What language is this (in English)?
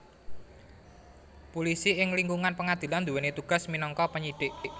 Javanese